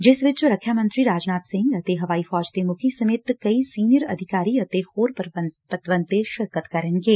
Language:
Punjabi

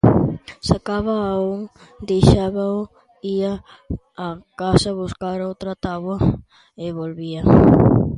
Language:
Galician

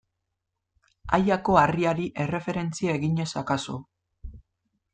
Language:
Basque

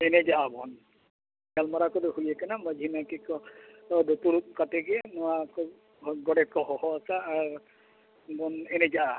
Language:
Santali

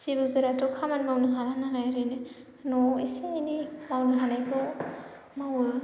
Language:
Bodo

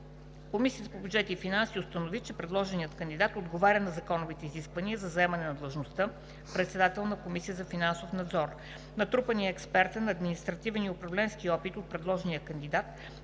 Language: Bulgarian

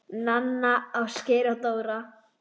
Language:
Icelandic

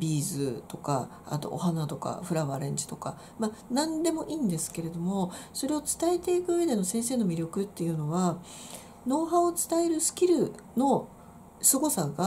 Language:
Japanese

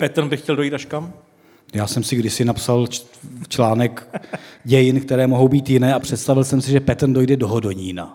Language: Czech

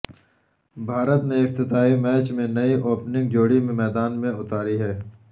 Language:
Urdu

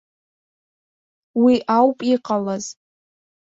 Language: Abkhazian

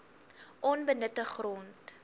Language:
Afrikaans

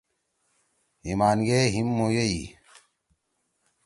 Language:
Torwali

